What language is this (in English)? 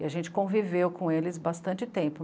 Portuguese